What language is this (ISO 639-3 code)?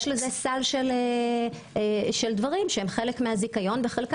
heb